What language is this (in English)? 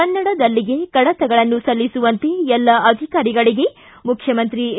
Kannada